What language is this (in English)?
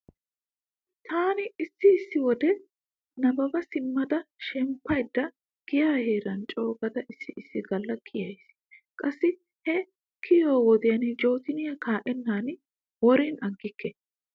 Wolaytta